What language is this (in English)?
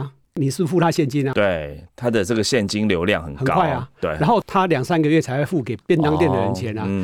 Chinese